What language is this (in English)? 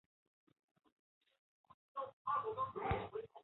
Chinese